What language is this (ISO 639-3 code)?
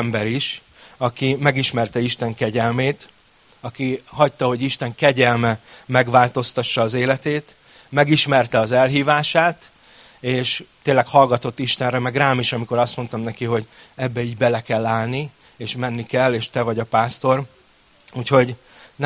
hun